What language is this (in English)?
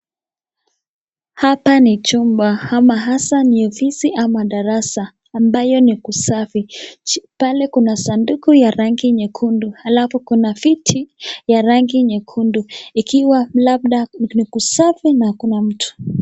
Swahili